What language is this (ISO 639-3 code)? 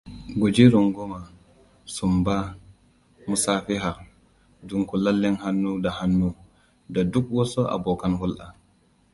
hau